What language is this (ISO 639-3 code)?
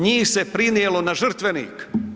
hrv